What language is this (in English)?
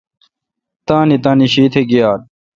Kalkoti